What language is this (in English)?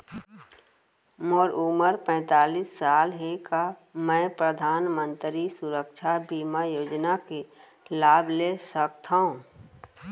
Chhattisgarhi